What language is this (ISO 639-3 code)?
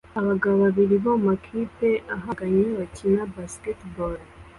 kin